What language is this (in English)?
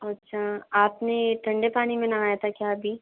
Hindi